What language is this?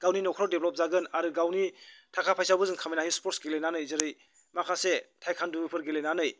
Bodo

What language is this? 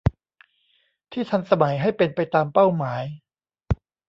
Thai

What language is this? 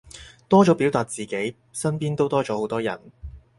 Cantonese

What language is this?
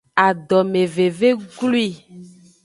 Aja (Benin)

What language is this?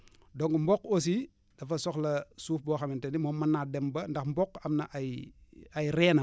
Wolof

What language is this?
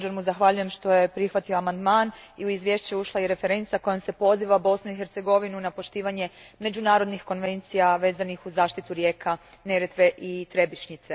Croatian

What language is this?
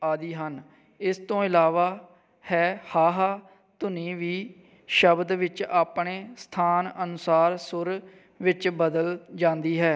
Punjabi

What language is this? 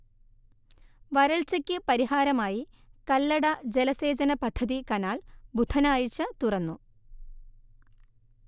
Malayalam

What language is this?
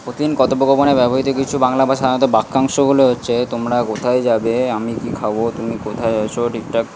Bangla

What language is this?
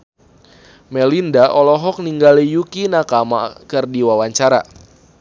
Sundanese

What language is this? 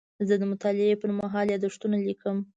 Pashto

